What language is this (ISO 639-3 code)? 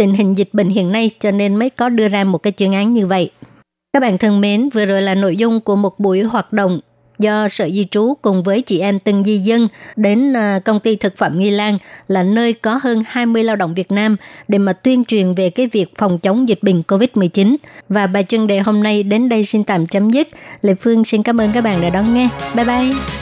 vie